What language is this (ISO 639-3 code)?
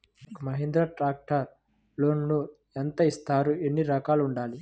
tel